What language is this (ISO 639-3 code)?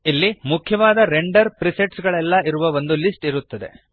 kan